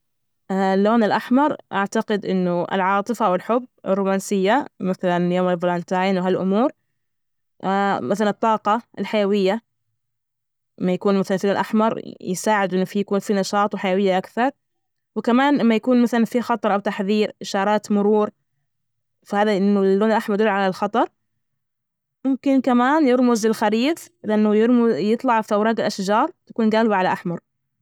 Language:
Najdi Arabic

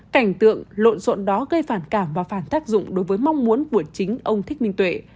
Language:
Vietnamese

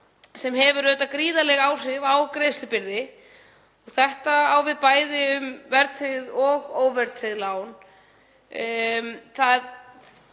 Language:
Icelandic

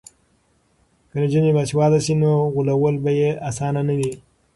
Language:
Pashto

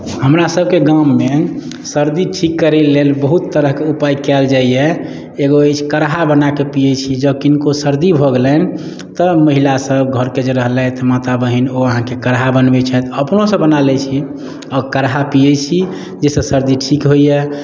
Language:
Maithili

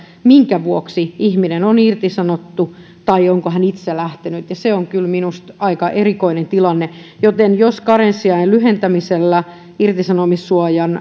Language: Finnish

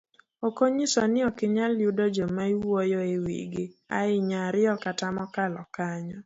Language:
Luo (Kenya and Tanzania)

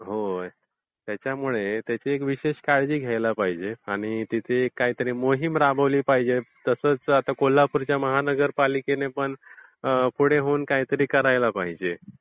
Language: Marathi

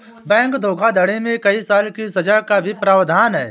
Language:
Hindi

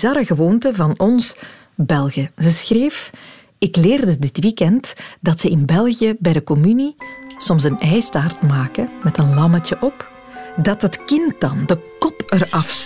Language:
Dutch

